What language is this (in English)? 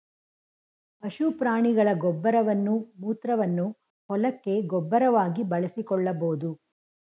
Kannada